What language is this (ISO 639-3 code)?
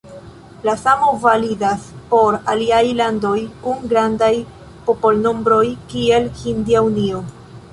epo